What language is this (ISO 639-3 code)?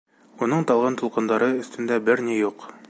bak